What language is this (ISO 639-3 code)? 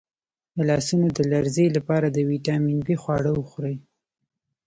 pus